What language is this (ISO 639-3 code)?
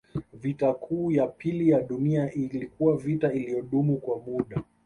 swa